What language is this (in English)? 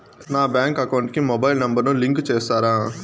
Telugu